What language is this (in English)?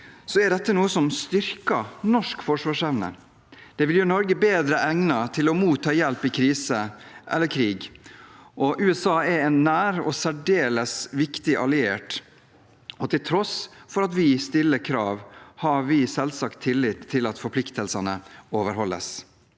Norwegian